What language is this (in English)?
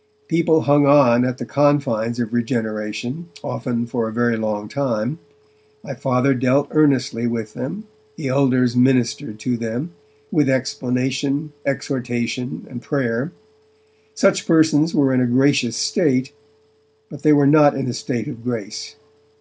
English